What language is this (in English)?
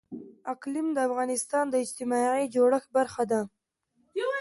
Pashto